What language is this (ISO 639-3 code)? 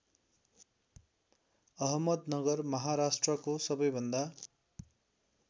nep